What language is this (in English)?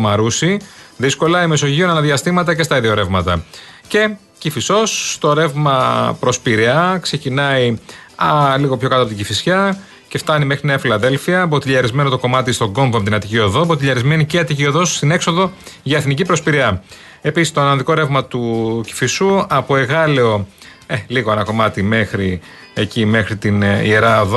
Greek